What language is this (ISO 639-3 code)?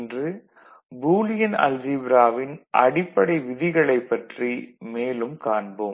tam